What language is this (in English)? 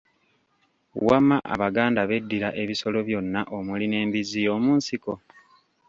Ganda